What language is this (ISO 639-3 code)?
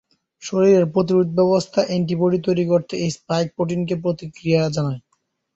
ben